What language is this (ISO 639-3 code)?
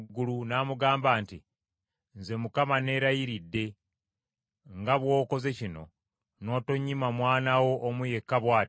lug